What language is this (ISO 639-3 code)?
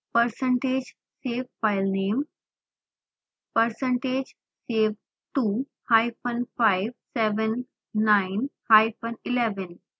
hin